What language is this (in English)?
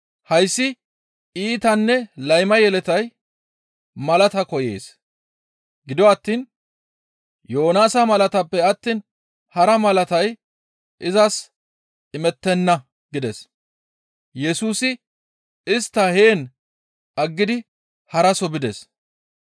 Gamo